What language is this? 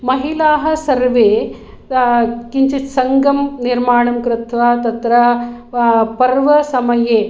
Sanskrit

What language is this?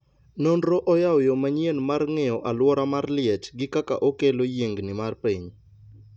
Luo (Kenya and Tanzania)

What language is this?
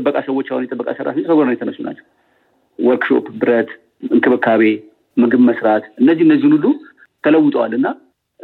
Amharic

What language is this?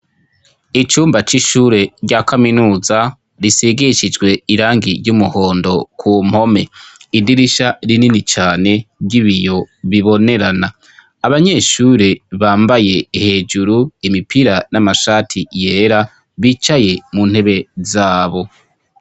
Rundi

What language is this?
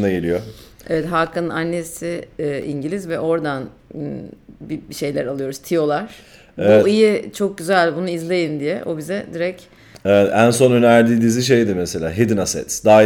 Turkish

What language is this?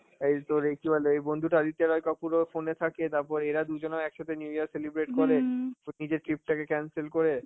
Bangla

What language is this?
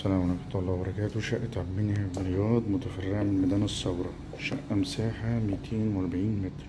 Arabic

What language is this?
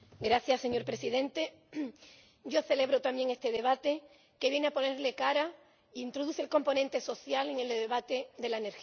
Spanish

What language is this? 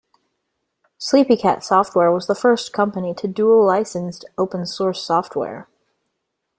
English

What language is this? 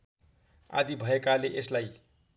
Nepali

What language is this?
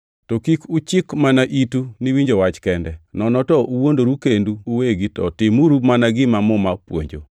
Luo (Kenya and Tanzania)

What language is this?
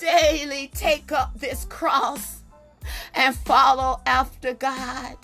English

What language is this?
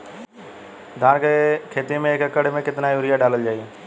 Bhojpuri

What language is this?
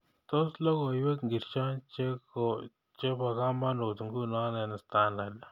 Kalenjin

